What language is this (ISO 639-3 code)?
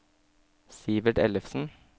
nor